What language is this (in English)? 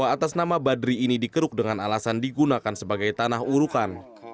Indonesian